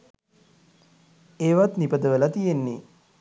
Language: Sinhala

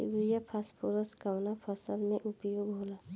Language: Bhojpuri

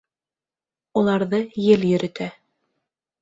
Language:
Bashkir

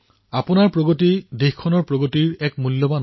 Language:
Assamese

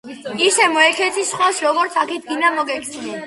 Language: Georgian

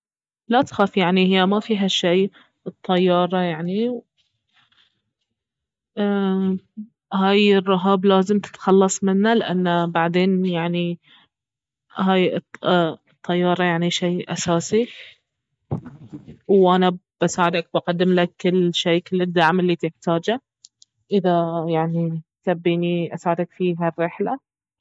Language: Baharna Arabic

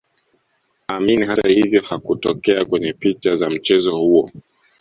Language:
Swahili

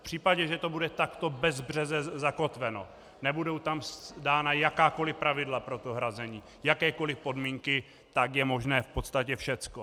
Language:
Czech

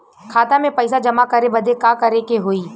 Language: Bhojpuri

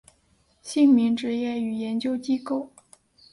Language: Chinese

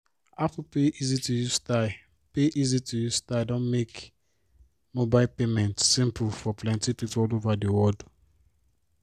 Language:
Nigerian Pidgin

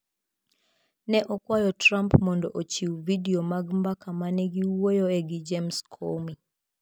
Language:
Luo (Kenya and Tanzania)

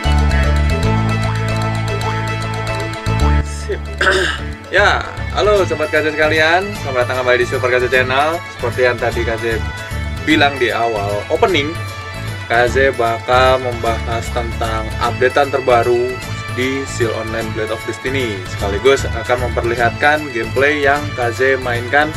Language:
Indonesian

